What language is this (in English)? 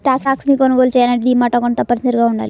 Telugu